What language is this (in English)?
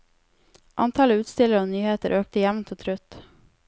Norwegian